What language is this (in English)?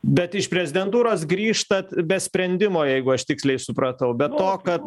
Lithuanian